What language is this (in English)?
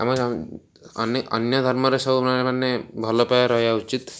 Odia